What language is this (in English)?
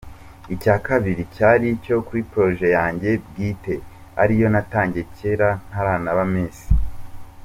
Kinyarwanda